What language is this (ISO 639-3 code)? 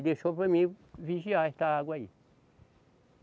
por